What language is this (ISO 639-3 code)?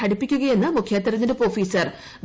mal